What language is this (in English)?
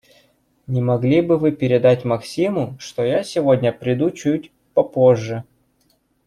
Russian